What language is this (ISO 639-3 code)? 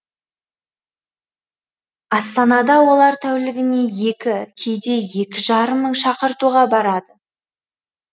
kaz